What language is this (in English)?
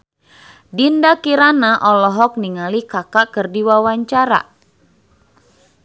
Sundanese